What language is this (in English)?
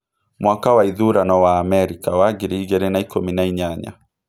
Kikuyu